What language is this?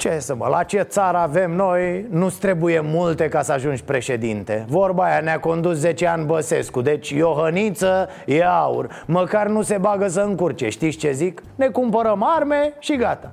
Romanian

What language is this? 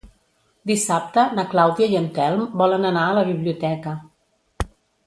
Catalan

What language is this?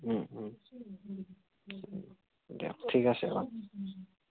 Assamese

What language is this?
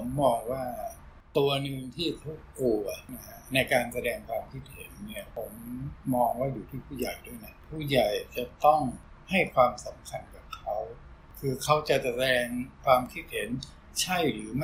Thai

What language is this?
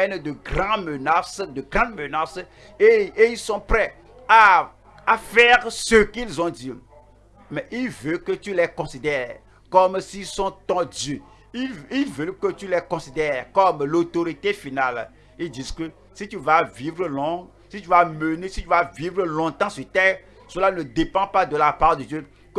French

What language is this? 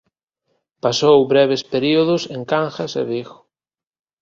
Galician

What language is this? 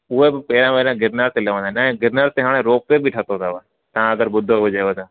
Sindhi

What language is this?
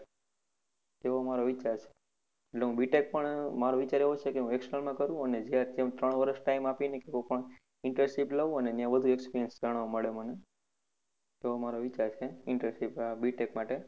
Gujarati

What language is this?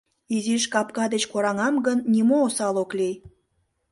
Mari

